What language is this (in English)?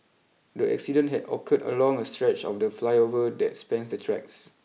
English